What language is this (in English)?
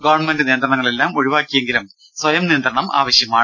Malayalam